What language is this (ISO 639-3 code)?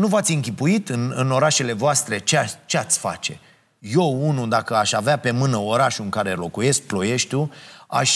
ron